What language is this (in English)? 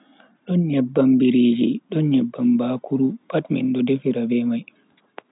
Bagirmi Fulfulde